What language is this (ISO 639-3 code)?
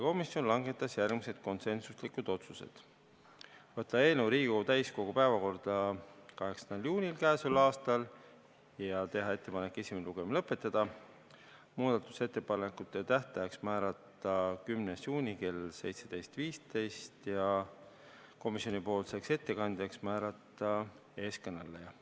est